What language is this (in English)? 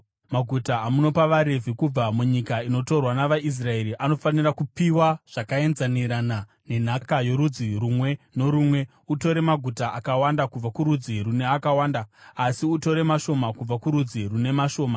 Shona